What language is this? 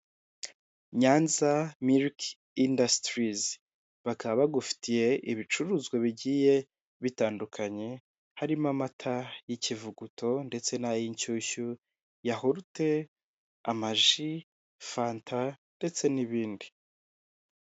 Kinyarwanda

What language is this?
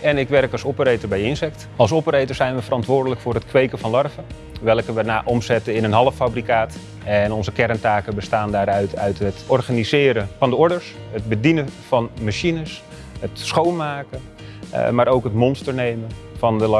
Dutch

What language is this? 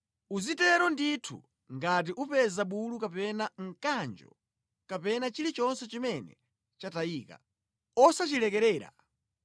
Nyanja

